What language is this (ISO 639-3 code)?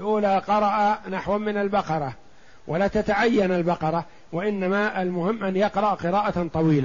ara